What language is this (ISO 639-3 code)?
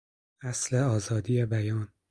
fas